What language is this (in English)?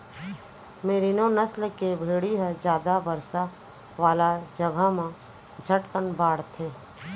Chhattisgarhi